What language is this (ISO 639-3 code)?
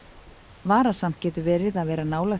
isl